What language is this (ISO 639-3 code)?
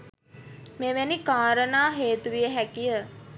sin